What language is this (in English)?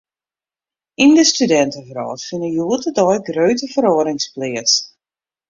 Western Frisian